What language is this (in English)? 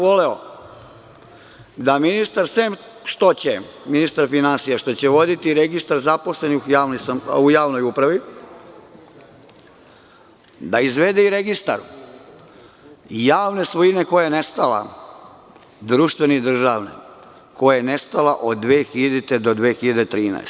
Serbian